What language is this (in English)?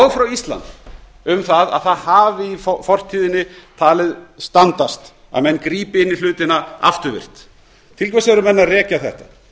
Icelandic